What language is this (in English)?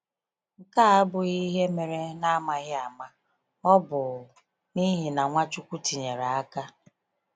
Igbo